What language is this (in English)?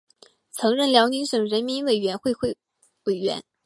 Chinese